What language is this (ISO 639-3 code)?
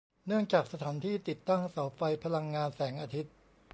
tha